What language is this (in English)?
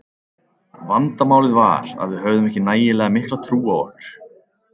Icelandic